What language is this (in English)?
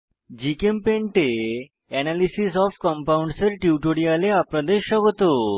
Bangla